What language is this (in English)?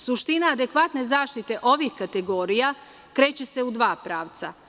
Serbian